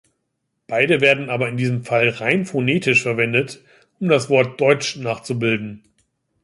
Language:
German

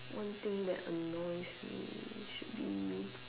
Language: English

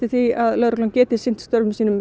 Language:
Icelandic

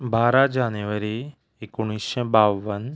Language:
Konkani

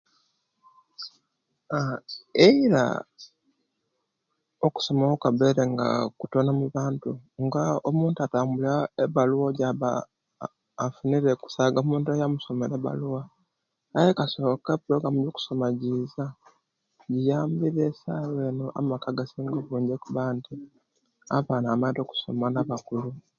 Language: Kenyi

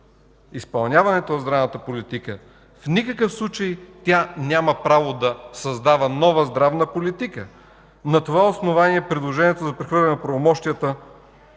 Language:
Bulgarian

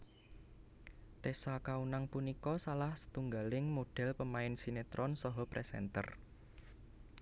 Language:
Javanese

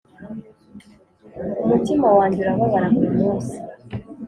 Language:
Kinyarwanda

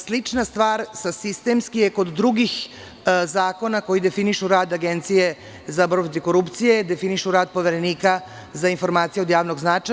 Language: Serbian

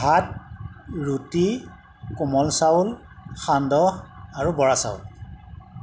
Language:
Assamese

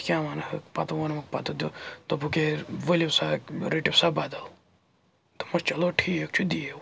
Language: Kashmiri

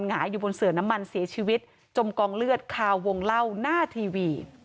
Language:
Thai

